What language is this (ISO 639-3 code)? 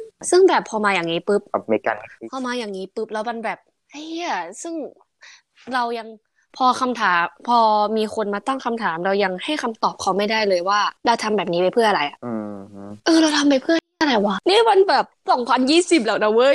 tha